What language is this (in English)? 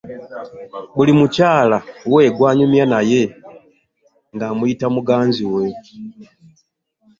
Ganda